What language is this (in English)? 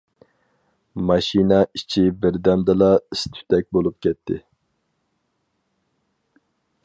Uyghur